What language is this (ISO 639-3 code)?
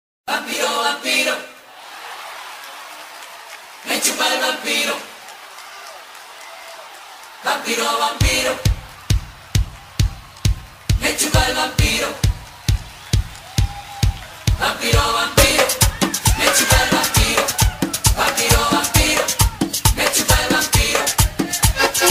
vie